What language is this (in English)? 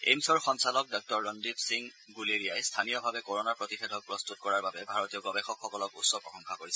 Assamese